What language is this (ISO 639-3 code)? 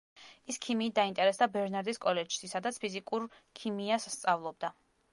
kat